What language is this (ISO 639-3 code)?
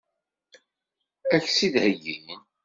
kab